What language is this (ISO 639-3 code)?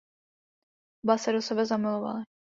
ces